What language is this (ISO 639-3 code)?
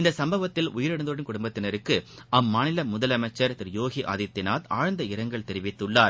tam